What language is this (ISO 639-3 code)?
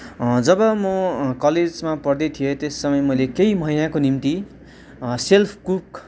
nep